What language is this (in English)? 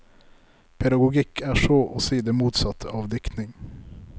Norwegian